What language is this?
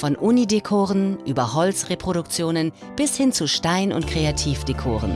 German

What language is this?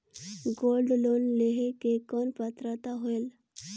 Chhattisgarhi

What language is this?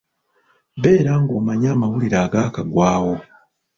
Ganda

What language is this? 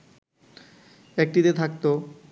Bangla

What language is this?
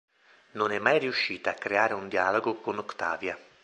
Italian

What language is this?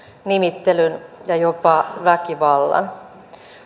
Finnish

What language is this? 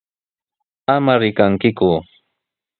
Sihuas Ancash Quechua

